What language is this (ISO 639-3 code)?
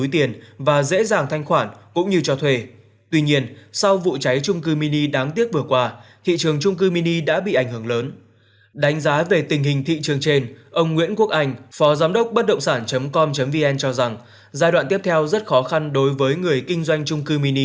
vie